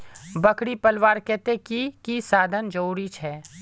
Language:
Magahi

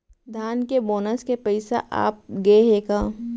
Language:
Chhattisgarhi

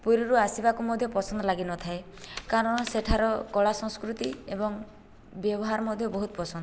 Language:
Odia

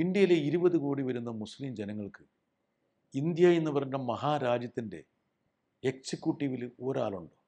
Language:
Malayalam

